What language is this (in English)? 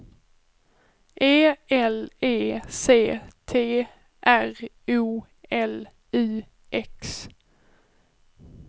Swedish